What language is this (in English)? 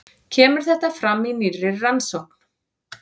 Icelandic